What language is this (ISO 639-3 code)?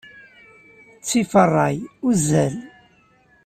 kab